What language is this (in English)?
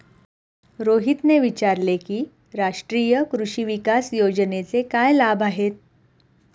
Marathi